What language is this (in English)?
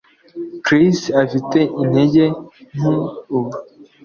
Kinyarwanda